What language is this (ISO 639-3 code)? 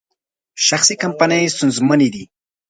pus